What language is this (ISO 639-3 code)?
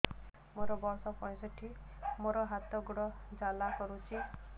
ori